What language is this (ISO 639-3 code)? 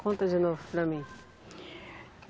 por